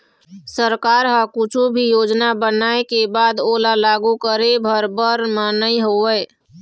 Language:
Chhattisgarhi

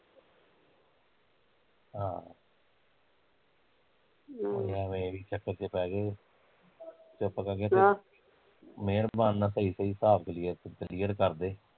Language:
Punjabi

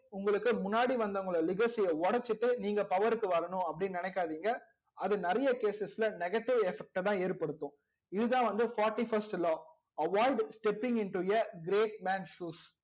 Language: Tamil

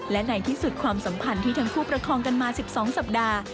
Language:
Thai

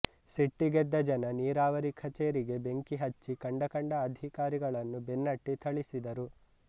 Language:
Kannada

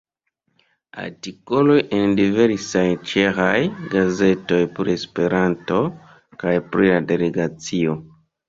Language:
Esperanto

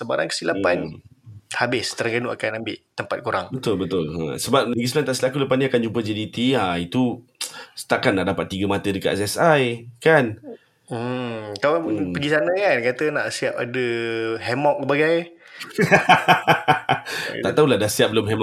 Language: Malay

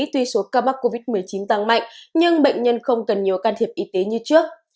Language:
Vietnamese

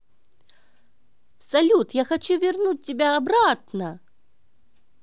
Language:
Russian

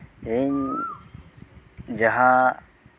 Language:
Santali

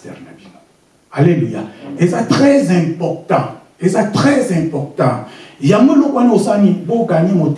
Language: French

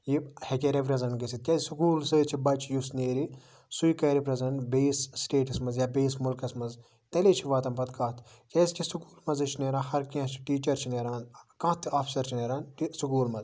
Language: Kashmiri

